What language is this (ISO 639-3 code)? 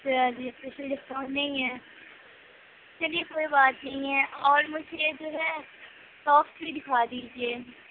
urd